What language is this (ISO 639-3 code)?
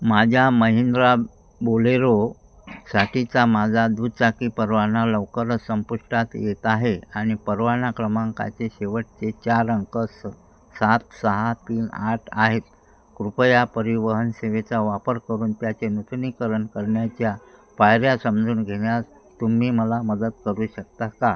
mar